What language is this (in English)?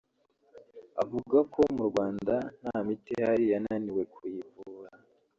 Kinyarwanda